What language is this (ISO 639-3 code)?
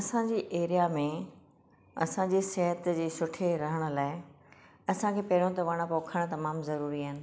snd